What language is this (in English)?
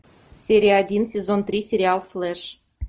Russian